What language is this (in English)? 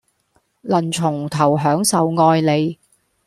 Cantonese